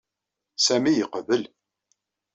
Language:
Kabyle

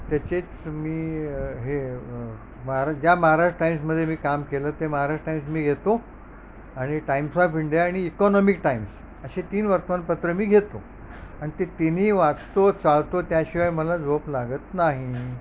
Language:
Marathi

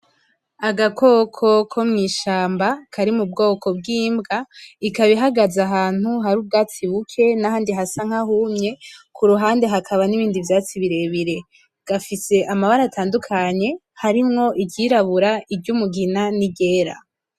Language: Rundi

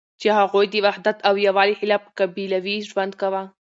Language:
Pashto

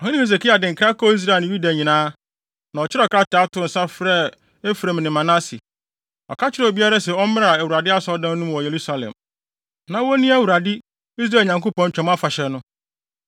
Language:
Akan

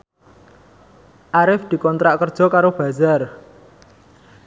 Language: Javanese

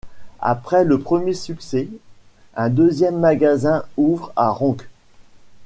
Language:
French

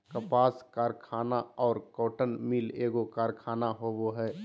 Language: Magahi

